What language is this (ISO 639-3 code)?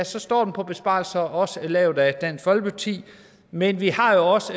dan